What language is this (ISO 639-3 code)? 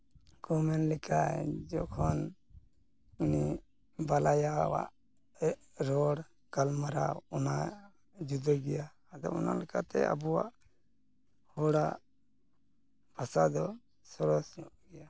sat